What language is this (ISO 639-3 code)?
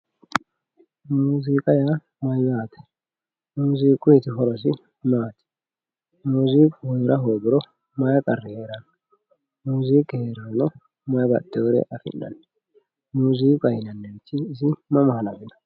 sid